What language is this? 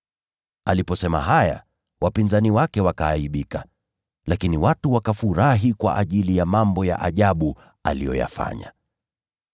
Swahili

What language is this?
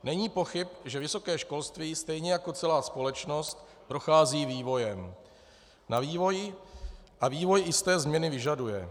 Czech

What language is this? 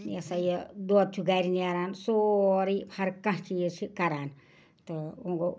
Kashmiri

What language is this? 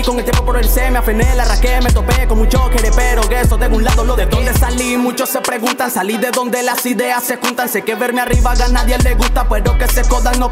Spanish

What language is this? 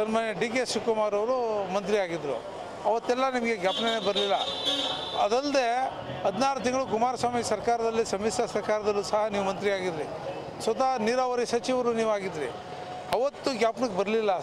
Turkish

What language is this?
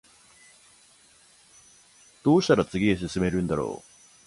Japanese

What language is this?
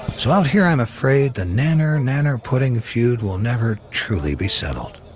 English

